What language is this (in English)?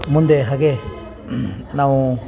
Kannada